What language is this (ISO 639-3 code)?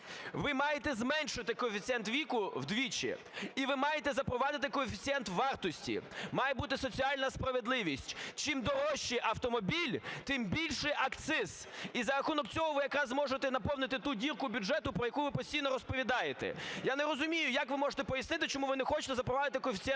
ukr